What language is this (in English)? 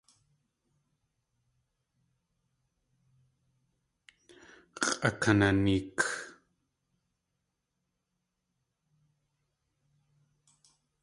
Tlingit